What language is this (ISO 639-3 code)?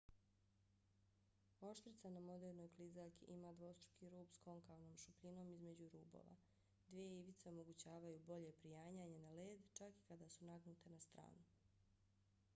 bos